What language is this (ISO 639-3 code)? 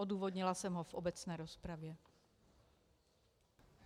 ces